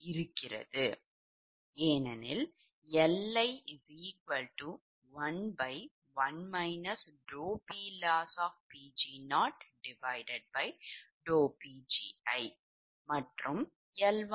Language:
Tamil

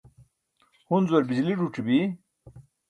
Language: Burushaski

